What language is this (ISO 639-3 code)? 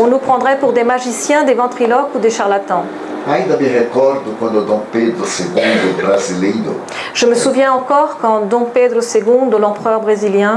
fra